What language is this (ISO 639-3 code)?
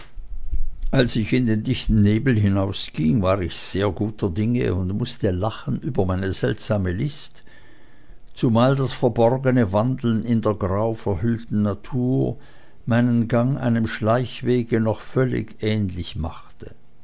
deu